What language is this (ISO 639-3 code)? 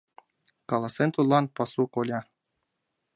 chm